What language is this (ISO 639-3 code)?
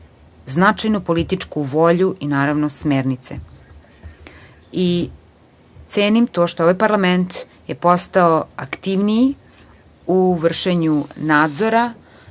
srp